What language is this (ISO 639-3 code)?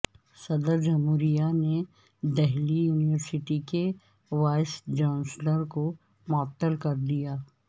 urd